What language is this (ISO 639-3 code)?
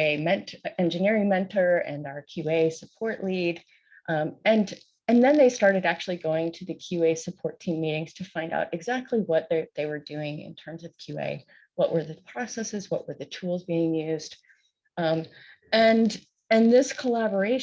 eng